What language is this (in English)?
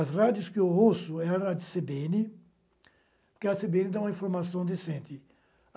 Portuguese